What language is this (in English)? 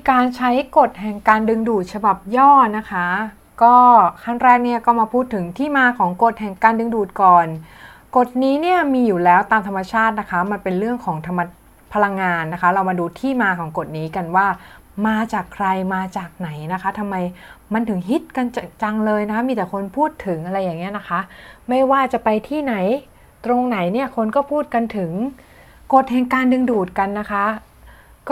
Thai